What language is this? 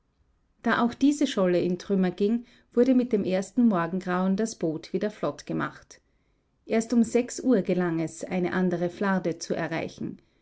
German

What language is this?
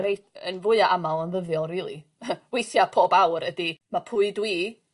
Welsh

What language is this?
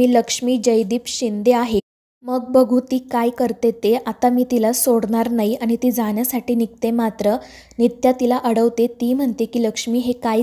Marathi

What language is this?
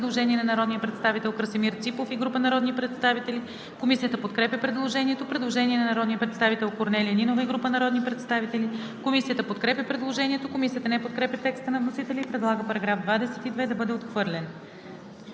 Bulgarian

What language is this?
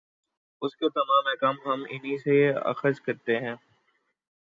Urdu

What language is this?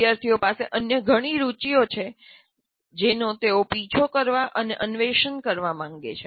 Gujarati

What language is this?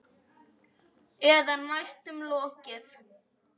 Icelandic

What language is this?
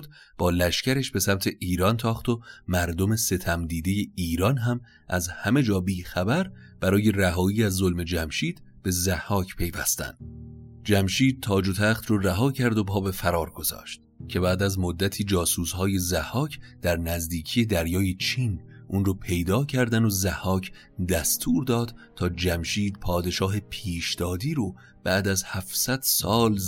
Persian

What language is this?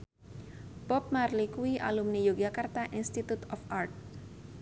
Javanese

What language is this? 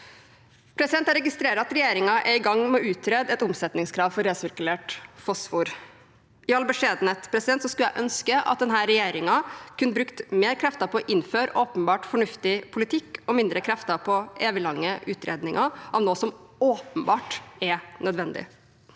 Norwegian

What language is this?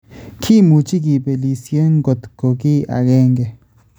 Kalenjin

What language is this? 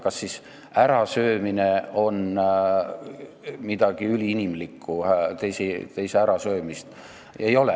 Estonian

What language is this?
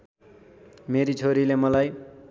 Nepali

